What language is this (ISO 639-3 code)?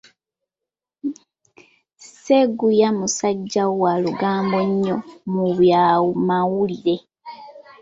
lug